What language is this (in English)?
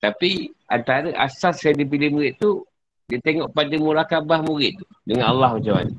Malay